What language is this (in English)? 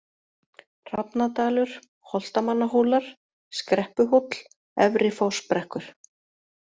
Icelandic